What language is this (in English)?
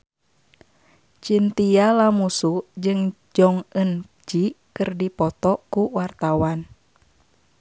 Sundanese